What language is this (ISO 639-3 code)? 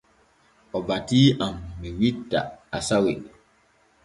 fue